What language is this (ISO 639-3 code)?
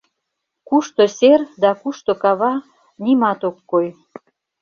chm